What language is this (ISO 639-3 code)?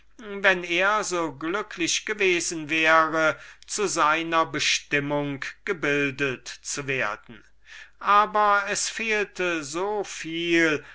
deu